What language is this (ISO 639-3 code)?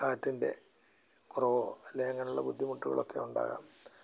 mal